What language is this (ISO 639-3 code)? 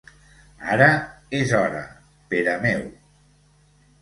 cat